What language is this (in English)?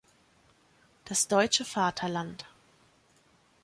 German